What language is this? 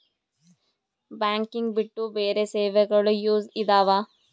Kannada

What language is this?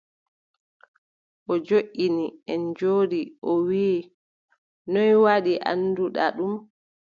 Adamawa Fulfulde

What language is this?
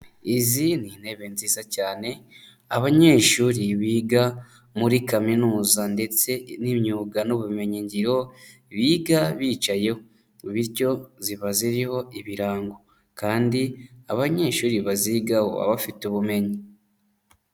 Kinyarwanda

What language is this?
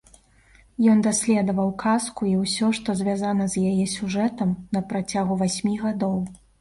Belarusian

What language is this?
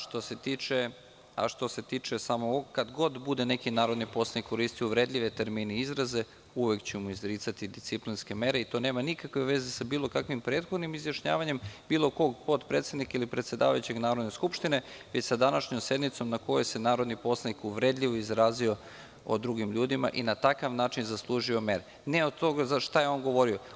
Serbian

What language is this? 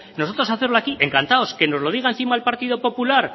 Spanish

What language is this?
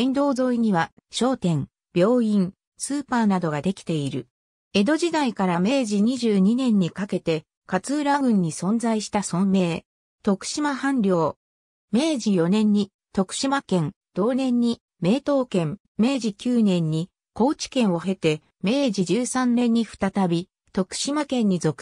Japanese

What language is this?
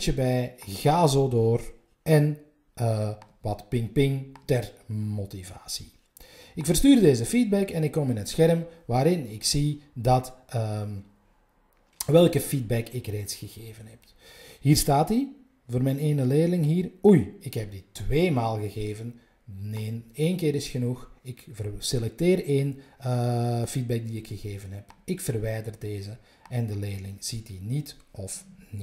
Dutch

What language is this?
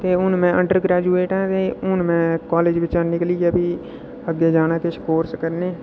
Dogri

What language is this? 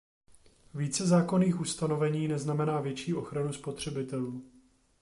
Czech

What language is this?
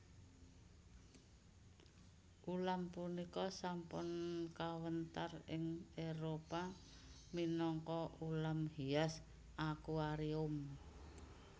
Javanese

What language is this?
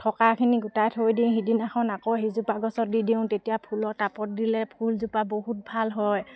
Assamese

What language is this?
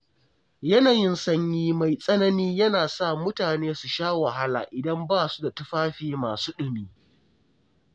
Hausa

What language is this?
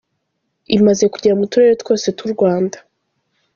Kinyarwanda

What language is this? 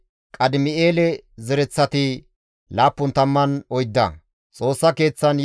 Gamo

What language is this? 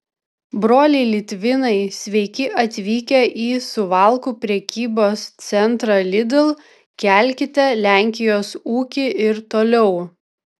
Lithuanian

